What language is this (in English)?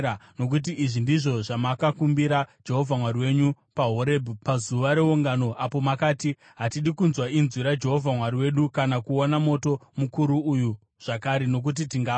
Shona